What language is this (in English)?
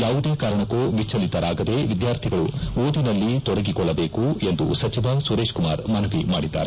Kannada